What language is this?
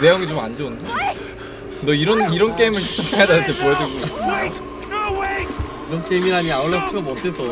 Korean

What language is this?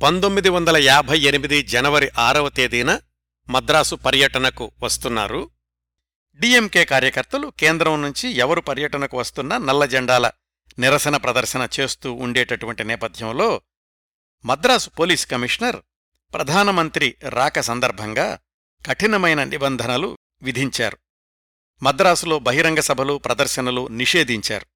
Telugu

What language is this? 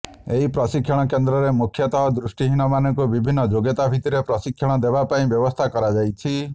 Odia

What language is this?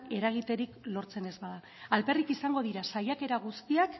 Basque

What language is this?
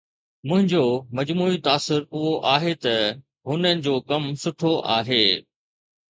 Sindhi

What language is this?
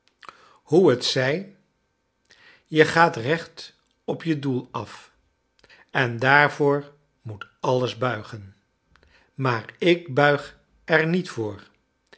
Dutch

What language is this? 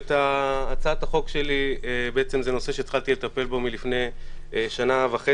Hebrew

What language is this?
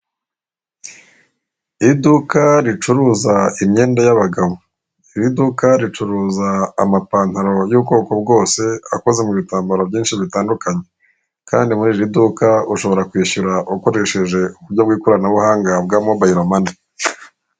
Kinyarwanda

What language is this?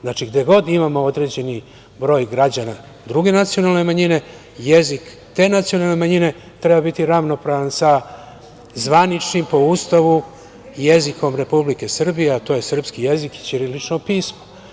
Serbian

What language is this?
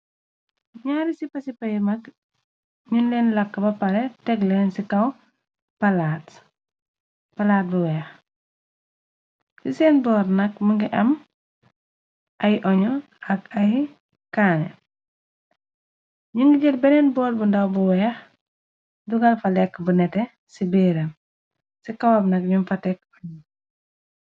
Wolof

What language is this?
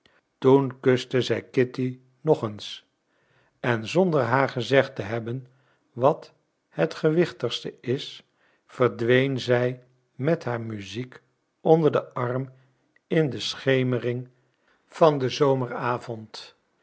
Dutch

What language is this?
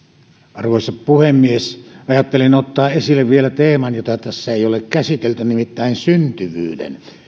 Finnish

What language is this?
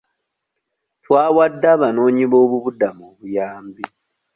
Ganda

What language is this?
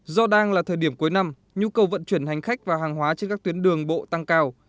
Vietnamese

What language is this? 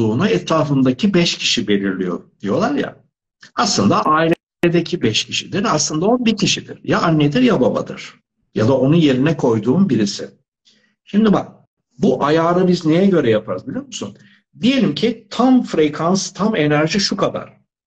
Turkish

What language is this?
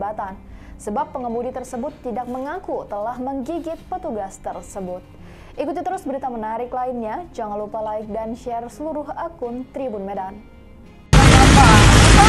Indonesian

